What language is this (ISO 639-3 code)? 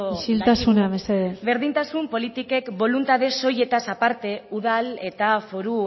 eus